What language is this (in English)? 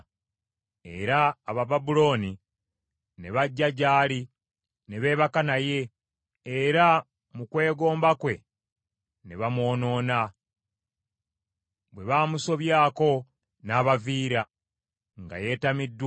Ganda